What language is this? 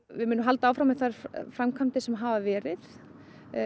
Icelandic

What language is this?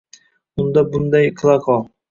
Uzbek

